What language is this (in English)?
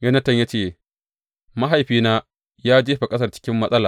Hausa